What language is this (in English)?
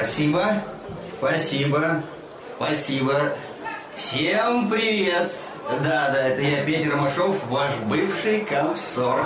Russian